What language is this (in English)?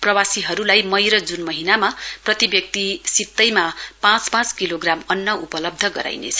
Nepali